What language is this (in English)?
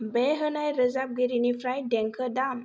Bodo